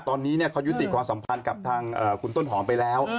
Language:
Thai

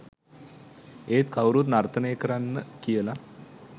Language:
Sinhala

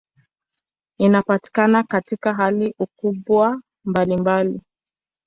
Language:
Swahili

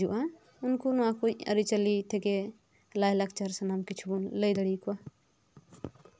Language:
Santali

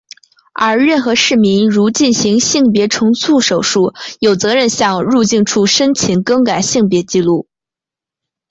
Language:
Chinese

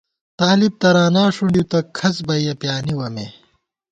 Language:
Gawar-Bati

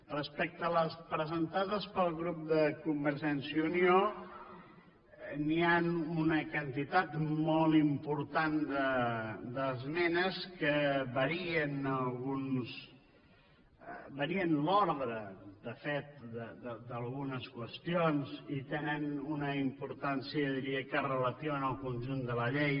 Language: Catalan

